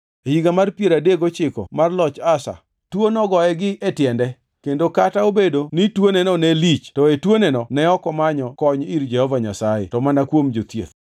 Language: Luo (Kenya and Tanzania)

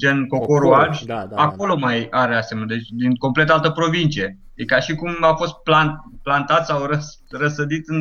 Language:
Romanian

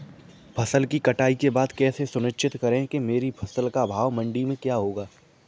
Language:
Hindi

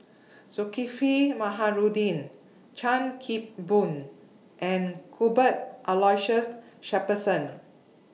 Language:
English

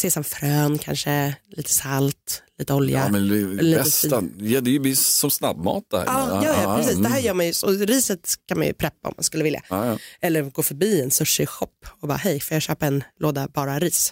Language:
Swedish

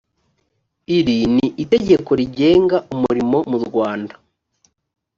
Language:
Kinyarwanda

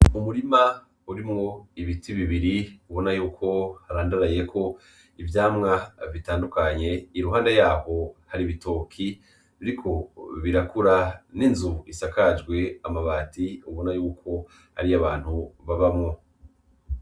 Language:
Rundi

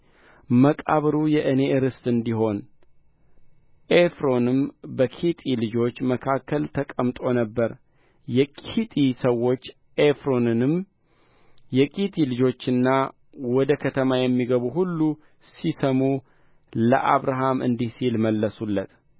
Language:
Amharic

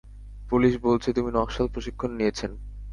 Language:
Bangla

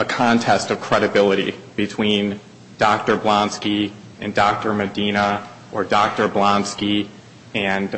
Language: English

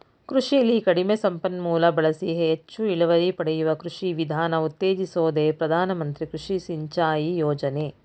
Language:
Kannada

